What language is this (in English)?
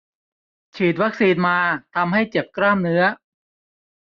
Thai